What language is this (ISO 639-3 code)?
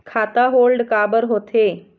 hne